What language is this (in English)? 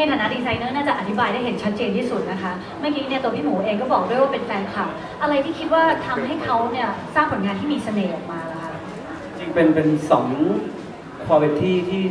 Thai